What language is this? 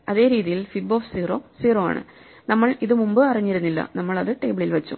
Malayalam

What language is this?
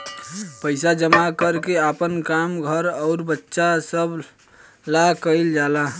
Bhojpuri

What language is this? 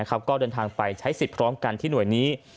Thai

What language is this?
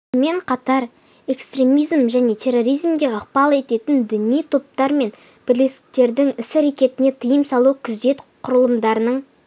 Kazakh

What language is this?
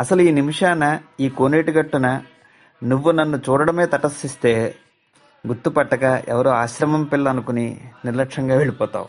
Telugu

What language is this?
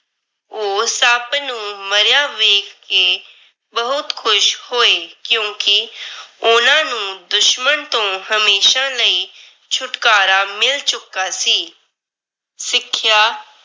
Punjabi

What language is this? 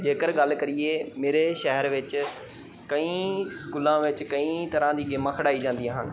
Punjabi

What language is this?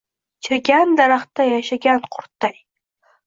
Uzbek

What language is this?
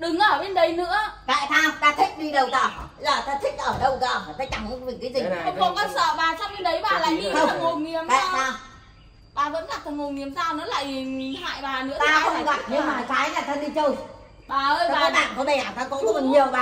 Vietnamese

